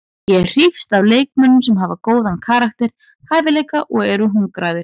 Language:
Icelandic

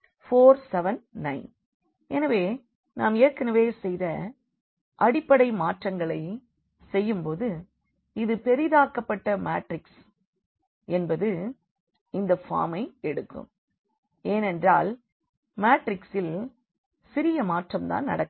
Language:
Tamil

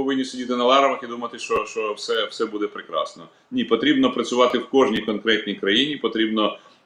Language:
Ukrainian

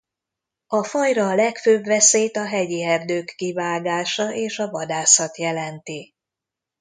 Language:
Hungarian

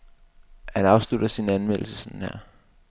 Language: Danish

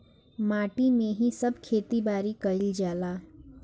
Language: Bhojpuri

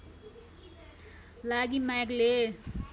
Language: Nepali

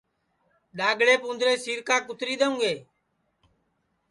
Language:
Sansi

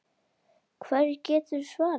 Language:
Icelandic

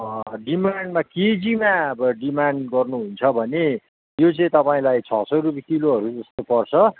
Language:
Nepali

